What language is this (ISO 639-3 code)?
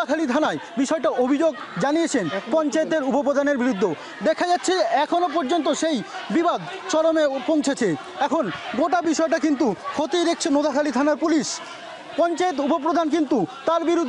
pol